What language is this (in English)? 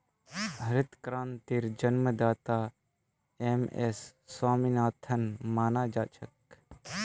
Magahi